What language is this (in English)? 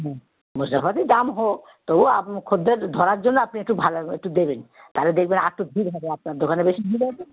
Bangla